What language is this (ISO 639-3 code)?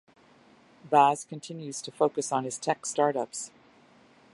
eng